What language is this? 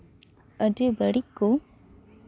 Santali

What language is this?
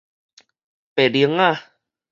Min Nan Chinese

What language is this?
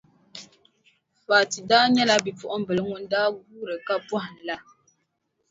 Dagbani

